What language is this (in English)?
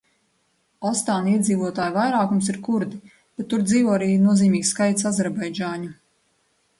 Latvian